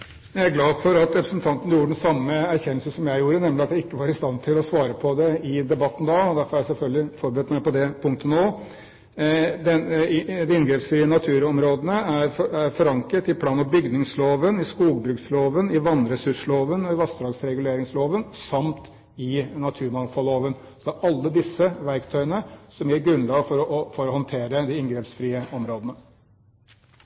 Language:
Norwegian Bokmål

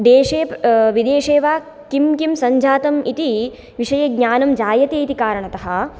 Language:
Sanskrit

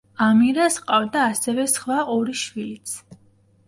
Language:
Georgian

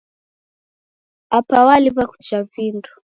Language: Taita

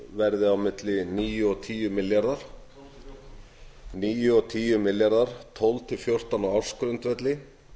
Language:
Icelandic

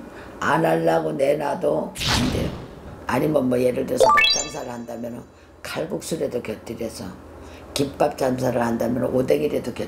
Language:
Korean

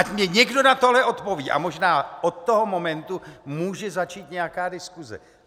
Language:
Czech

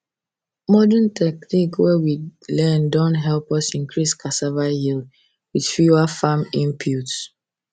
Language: Nigerian Pidgin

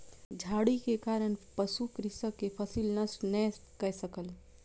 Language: Maithili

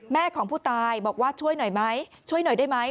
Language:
Thai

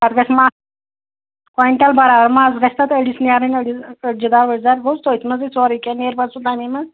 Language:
Kashmiri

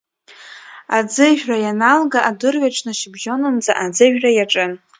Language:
Abkhazian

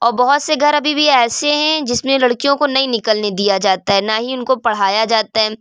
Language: Urdu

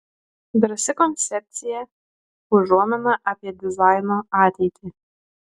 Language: Lithuanian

